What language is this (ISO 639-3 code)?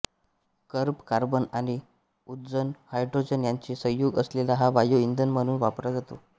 mar